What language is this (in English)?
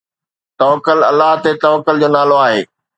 Sindhi